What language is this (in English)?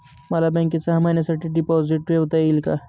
Marathi